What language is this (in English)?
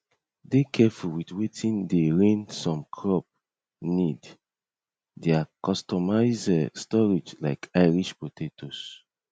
Nigerian Pidgin